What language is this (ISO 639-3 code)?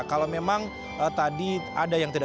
ind